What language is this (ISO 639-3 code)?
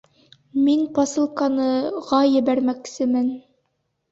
bak